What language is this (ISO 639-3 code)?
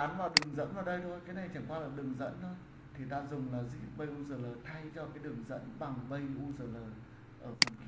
vie